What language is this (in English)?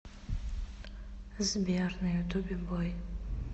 Russian